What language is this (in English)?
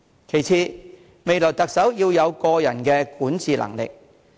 Cantonese